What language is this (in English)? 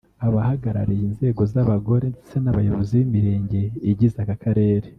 Kinyarwanda